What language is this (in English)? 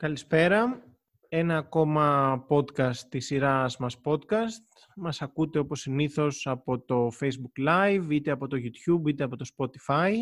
Greek